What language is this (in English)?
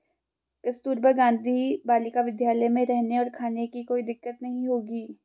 Hindi